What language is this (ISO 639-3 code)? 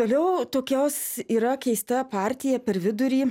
lit